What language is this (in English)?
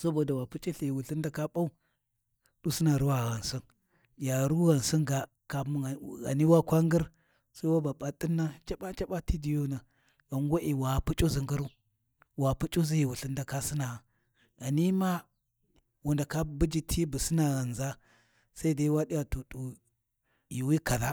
Warji